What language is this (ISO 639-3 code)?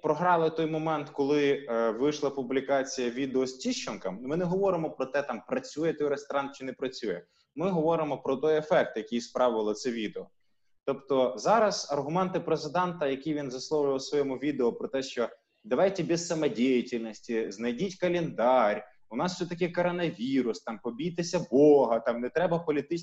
ukr